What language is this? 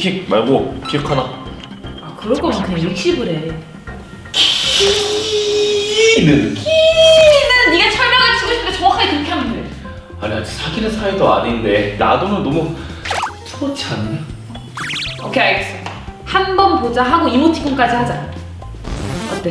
Korean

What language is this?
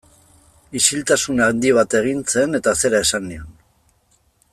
Basque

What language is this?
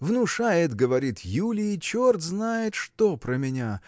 Russian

